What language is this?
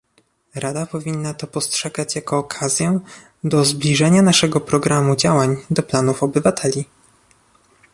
Polish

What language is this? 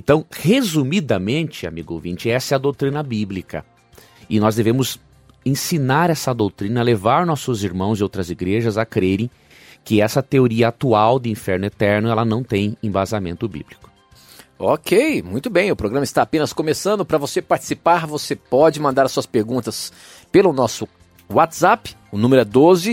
Portuguese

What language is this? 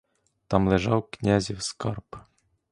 Ukrainian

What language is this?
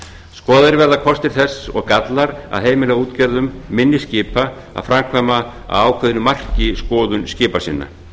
Icelandic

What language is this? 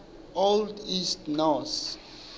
Southern Sotho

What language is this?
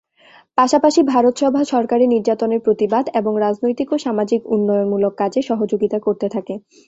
Bangla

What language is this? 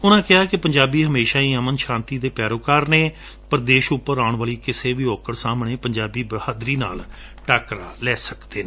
Punjabi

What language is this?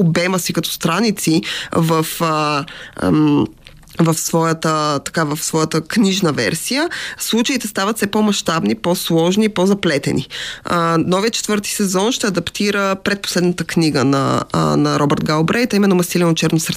Bulgarian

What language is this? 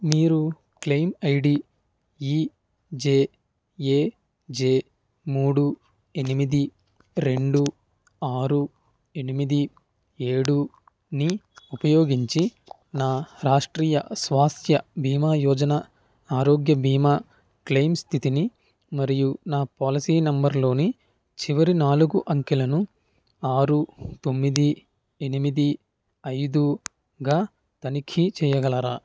Telugu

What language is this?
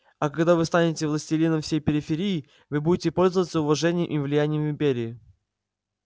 Russian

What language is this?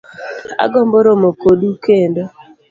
Luo (Kenya and Tanzania)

